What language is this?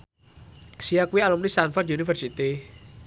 Javanese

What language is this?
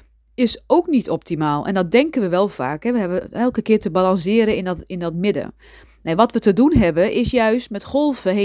Dutch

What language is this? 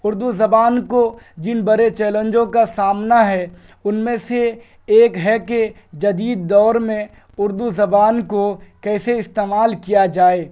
Urdu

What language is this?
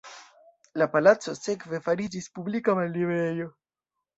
Esperanto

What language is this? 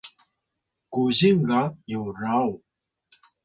Atayal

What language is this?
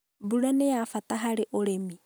Kikuyu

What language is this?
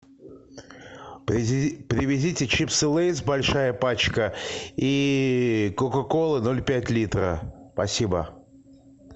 Russian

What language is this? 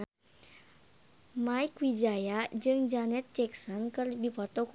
Sundanese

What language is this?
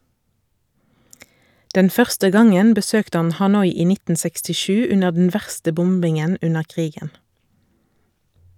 Norwegian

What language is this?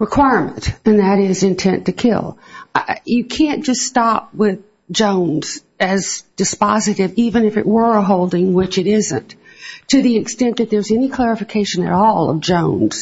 English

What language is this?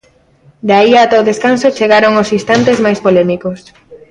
Galician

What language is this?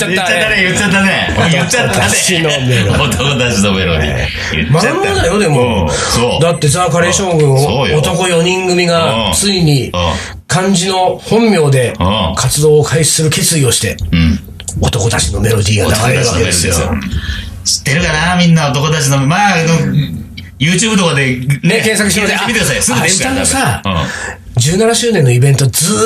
Japanese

